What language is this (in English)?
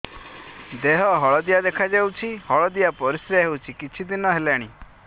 Odia